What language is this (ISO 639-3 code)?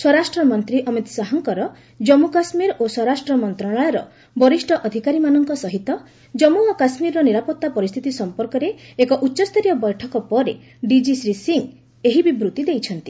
ori